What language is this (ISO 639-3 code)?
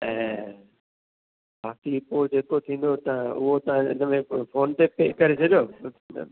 snd